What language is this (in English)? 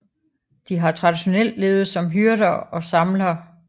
Danish